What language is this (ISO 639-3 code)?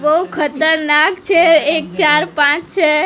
guj